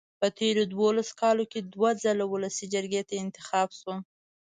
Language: Pashto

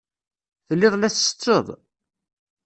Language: Kabyle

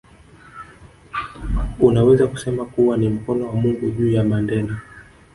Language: Swahili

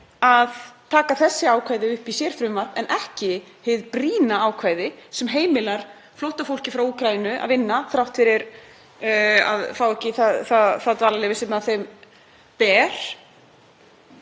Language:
Icelandic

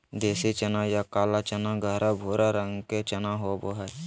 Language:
Magahi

